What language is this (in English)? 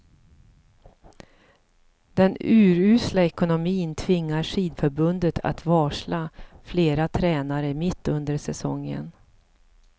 Swedish